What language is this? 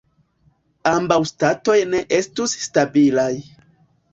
Esperanto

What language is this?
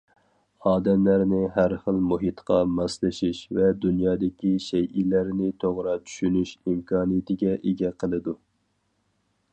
Uyghur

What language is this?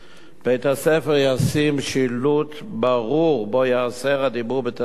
Hebrew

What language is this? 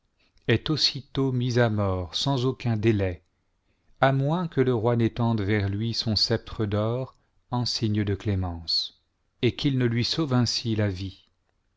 French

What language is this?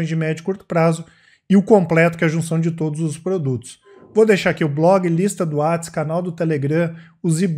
Portuguese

